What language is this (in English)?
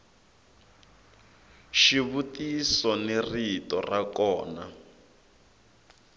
Tsonga